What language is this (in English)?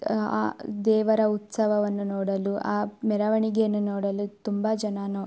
Kannada